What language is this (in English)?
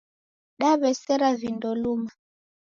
Taita